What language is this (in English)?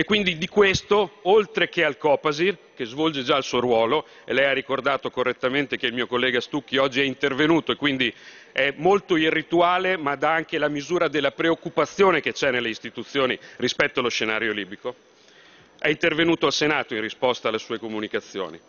Italian